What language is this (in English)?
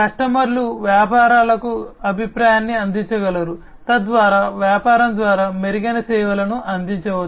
Telugu